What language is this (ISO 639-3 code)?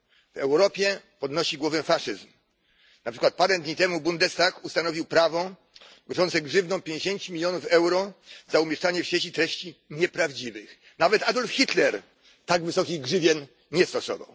pol